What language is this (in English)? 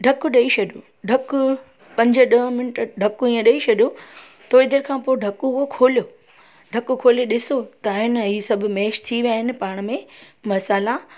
Sindhi